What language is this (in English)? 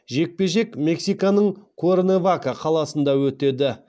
Kazakh